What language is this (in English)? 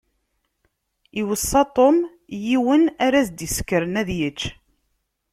Kabyle